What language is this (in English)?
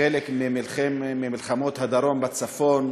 Hebrew